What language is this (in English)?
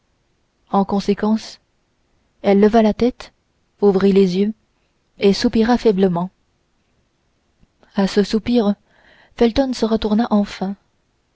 French